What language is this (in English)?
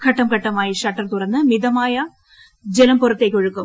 Malayalam